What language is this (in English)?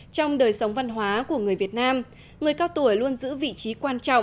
Vietnamese